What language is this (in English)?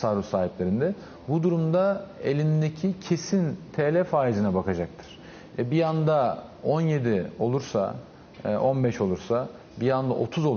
Turkish